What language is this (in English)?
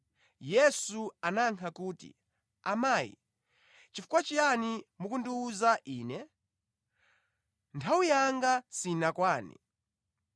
Nyanja